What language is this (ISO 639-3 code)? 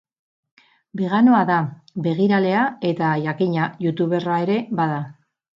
eus